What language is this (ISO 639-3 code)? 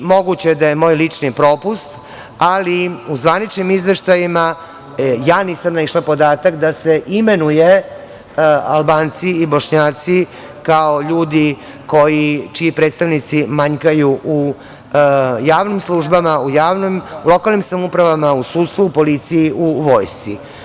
srp